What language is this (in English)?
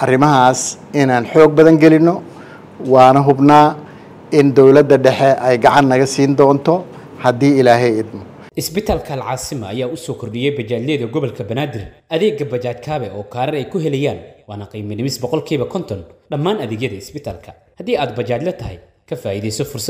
Arabic